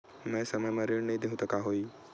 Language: Chhattisgarhi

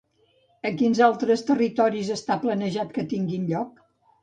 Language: Catalan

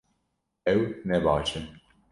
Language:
Kurdish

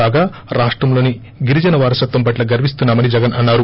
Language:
Telugu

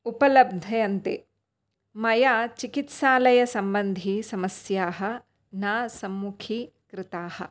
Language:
Sanskrit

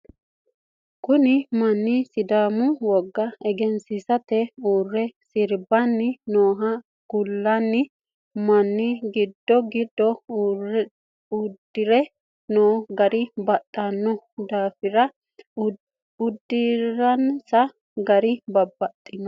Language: Sidamo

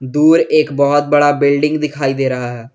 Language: Hindi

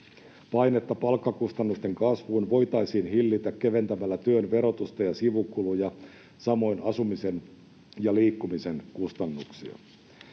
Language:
Finnish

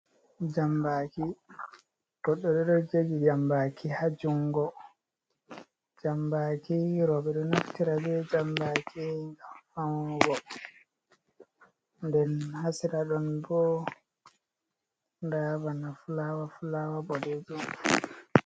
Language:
Fula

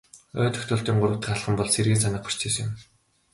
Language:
Mongolian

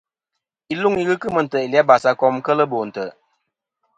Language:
Kom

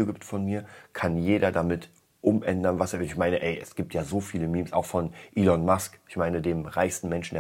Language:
German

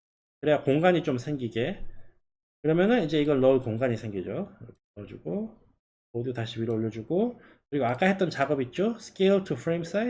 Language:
Korean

